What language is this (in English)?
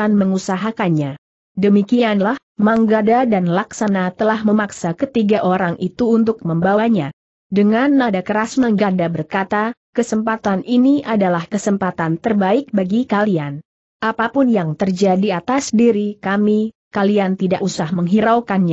Indonesian